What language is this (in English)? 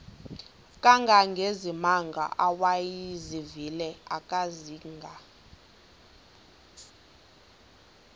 Xhosa